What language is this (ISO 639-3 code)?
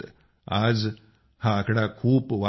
mar